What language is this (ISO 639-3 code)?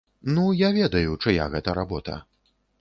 bel